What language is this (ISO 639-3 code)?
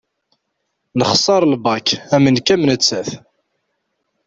kab